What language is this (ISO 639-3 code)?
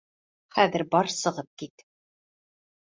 bak